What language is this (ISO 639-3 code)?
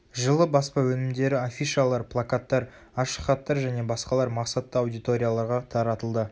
kaz